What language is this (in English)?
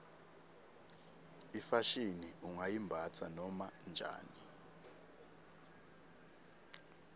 Swati